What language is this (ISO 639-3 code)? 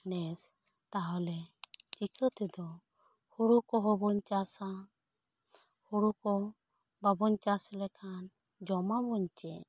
sat